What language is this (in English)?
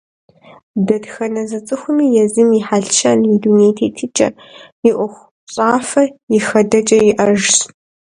Kabardian